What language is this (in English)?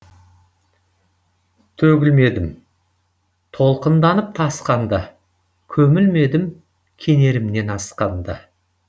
Kazakh